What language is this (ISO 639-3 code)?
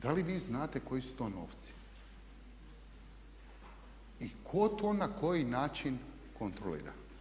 hrv